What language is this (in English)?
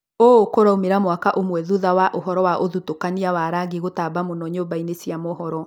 Kikuyu